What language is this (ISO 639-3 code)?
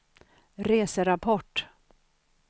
swe